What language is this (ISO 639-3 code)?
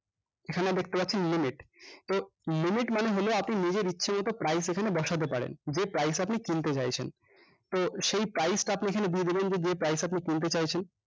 ben